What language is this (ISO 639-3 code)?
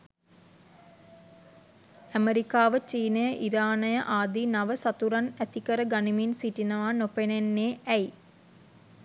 sin